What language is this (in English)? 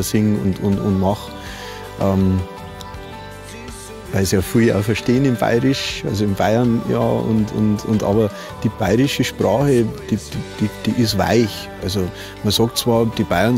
German